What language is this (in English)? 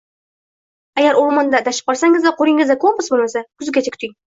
Uzbek